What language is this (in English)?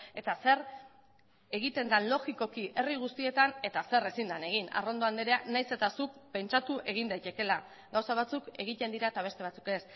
Basque